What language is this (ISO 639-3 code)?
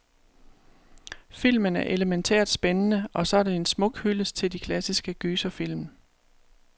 dan